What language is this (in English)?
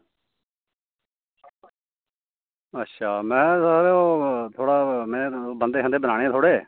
Dogri